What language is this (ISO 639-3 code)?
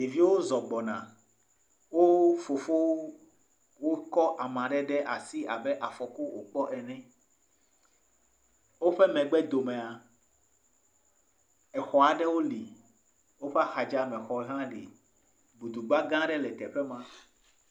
ewe